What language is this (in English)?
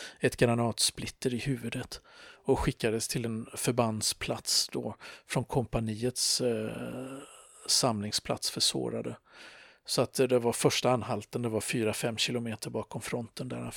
Swedish